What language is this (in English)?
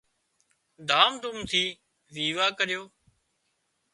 Wadiyara Koli